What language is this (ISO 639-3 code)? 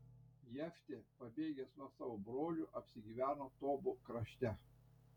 lit